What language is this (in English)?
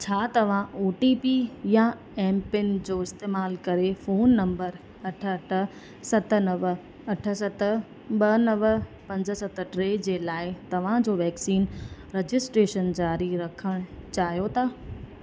Sindhi